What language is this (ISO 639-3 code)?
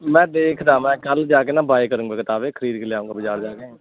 pan